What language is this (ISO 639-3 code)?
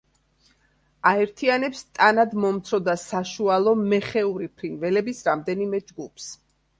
kat